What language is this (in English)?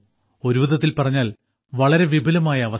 Malayalam